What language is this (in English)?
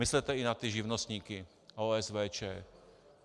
Czech